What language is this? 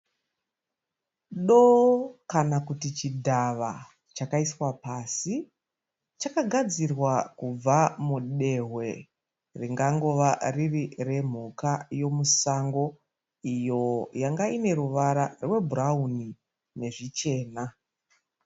Shona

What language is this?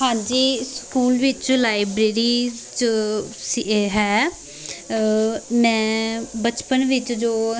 Punjabi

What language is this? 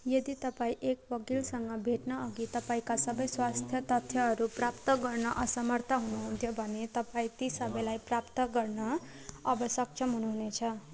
Nepali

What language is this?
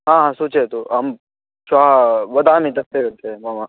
Sanskrit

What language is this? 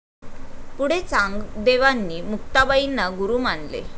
Marathi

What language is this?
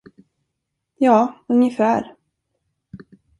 Swedish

